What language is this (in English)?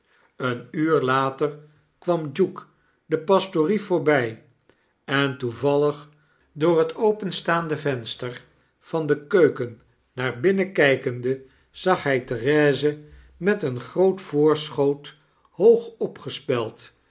Dutch